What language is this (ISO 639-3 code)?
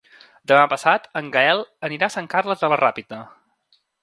cat